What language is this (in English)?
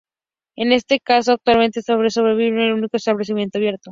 Spanish